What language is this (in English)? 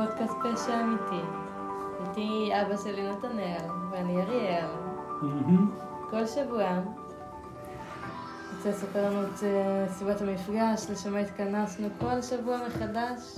Hebrew